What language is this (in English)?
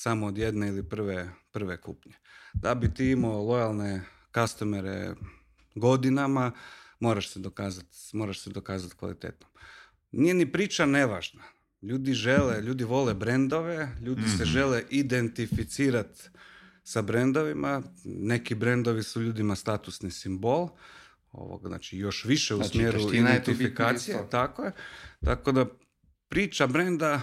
Croatian